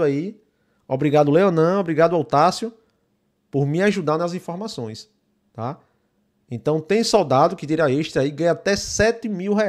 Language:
Portuguese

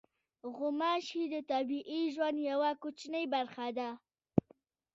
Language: Pashto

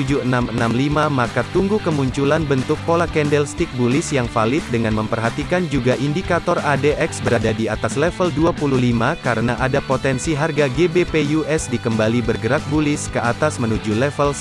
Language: Indonesian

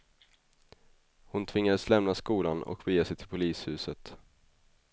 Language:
Swedish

